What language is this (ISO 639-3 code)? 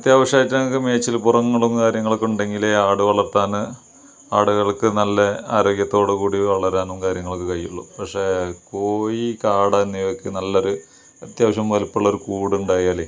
mal